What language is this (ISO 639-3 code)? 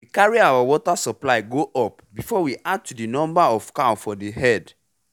pcm